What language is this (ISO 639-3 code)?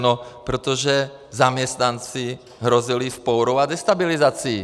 ces